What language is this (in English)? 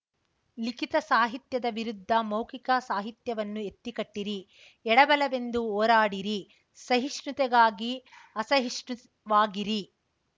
Kannada